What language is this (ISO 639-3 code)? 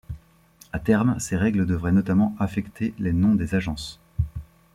fra